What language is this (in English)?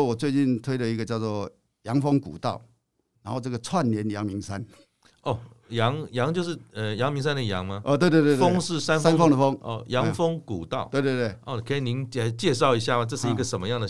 Chinese